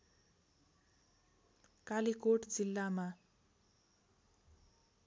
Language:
Nepali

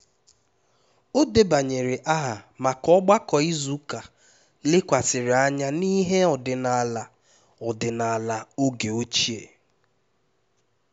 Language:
Igbo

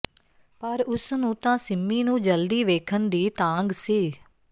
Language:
Punjabi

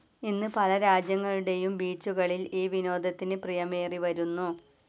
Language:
Malayalam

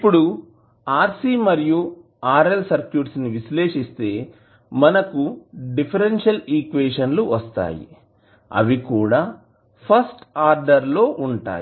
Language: Telugu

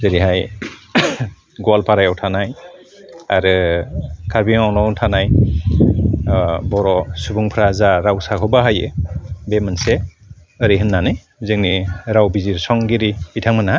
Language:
Bodo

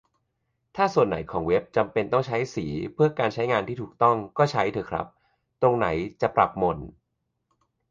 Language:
Thai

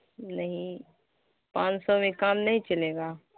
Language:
Urdu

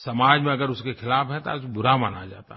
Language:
Hindi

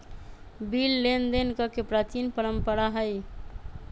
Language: Magahi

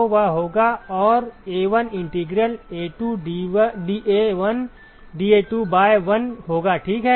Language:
Hindi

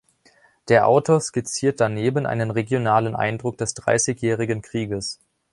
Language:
German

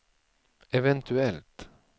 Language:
Swedish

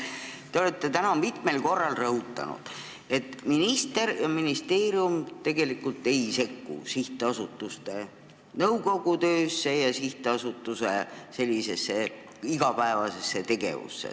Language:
Estonian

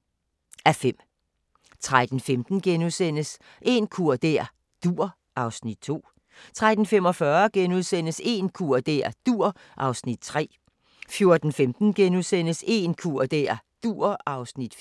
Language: Danish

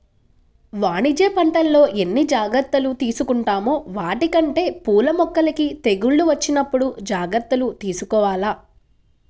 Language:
Telugu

